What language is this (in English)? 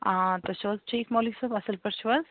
Kashmiri